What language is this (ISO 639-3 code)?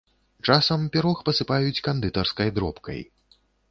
bel